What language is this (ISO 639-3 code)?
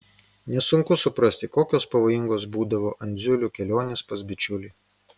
lit